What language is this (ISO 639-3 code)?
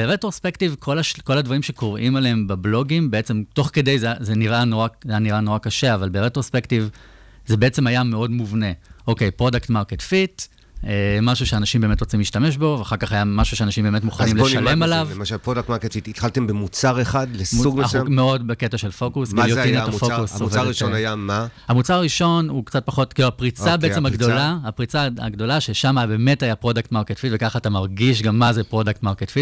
heb